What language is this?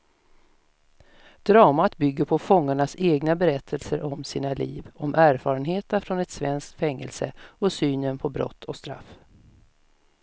Swedish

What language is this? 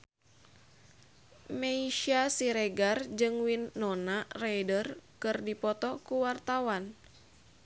Sundanese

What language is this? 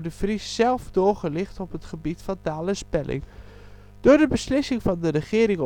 Dutch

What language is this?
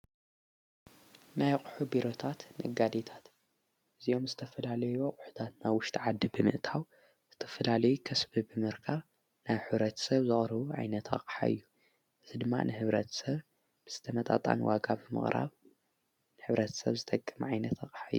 Tigrinya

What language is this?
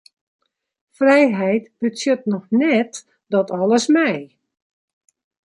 Western Frisian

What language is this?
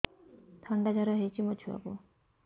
Odia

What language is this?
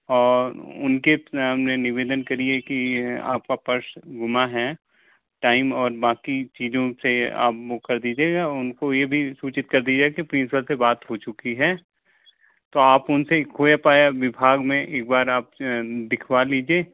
Hindi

